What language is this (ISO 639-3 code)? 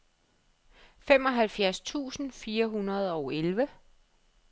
dan